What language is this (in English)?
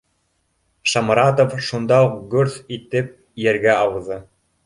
Bashkir